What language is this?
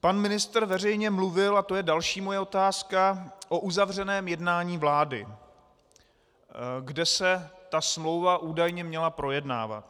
Czech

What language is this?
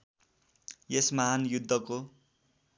Nepali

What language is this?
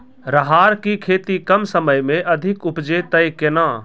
Maithili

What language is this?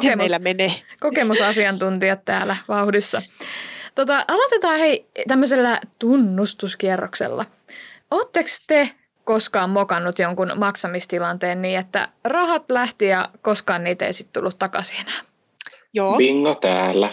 Finnish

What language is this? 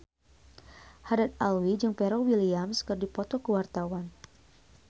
Sundanese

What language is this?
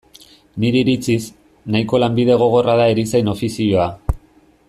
Basque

